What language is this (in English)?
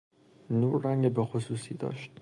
Persian